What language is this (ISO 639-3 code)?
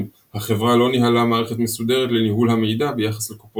heb